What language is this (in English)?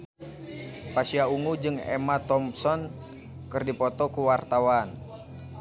Sundanese